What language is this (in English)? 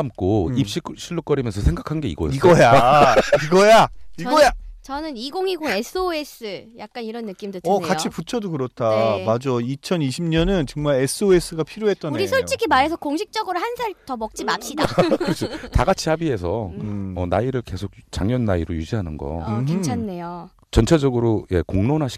Korean